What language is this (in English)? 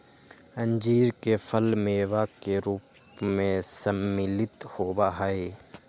Magahi